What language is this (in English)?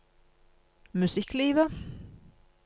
Norwegian